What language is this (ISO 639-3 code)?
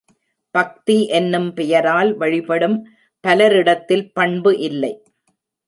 tam